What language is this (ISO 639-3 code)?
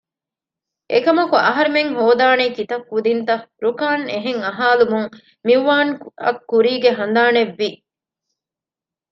div